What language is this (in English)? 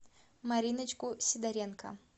Russian